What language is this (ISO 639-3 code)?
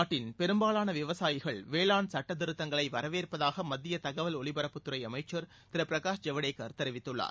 tam